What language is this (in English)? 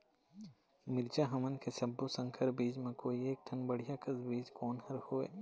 Chhattisgarhi